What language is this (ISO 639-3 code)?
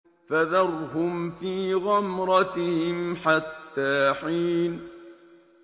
ara